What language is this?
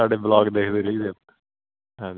Punjabi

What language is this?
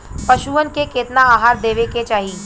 Bhojpuri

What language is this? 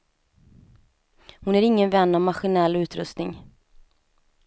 Swedish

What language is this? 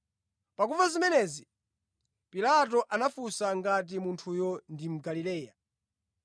Nyanja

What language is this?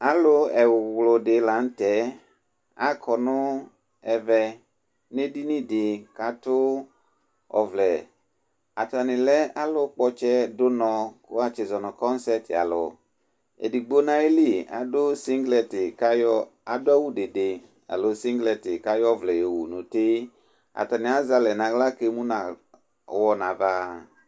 Ikposo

